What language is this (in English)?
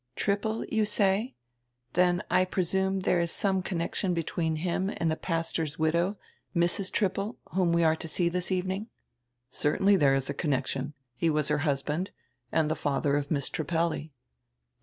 English